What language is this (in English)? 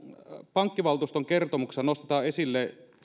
Finnish